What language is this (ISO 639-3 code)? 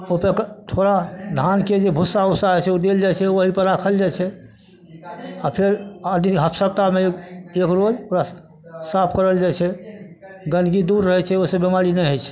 mai